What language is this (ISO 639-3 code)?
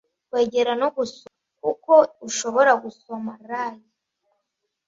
kin